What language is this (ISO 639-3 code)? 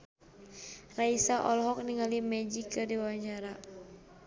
sun